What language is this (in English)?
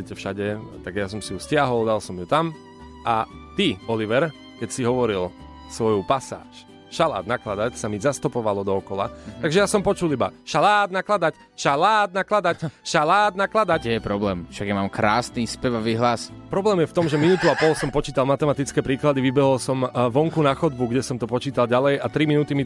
Slovak